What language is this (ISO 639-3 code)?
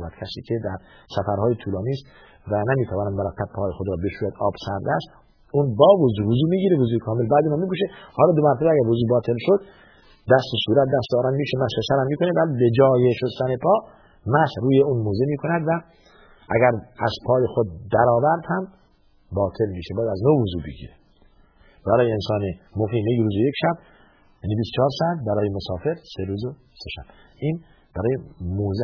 fas